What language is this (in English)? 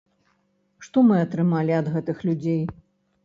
Belarusian